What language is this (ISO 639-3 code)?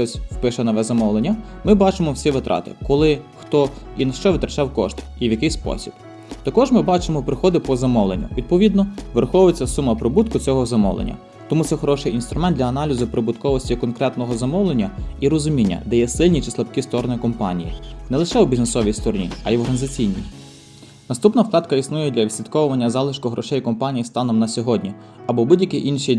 ukr